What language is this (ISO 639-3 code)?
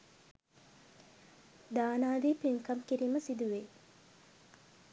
sin